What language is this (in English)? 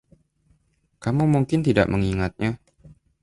Indonesian